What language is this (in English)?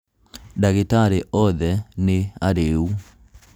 Kikuyu